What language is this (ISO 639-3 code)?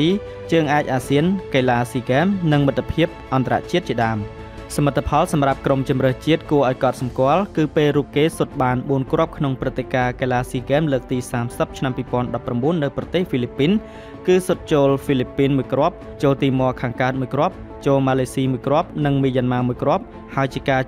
tha